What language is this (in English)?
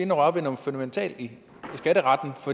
Danish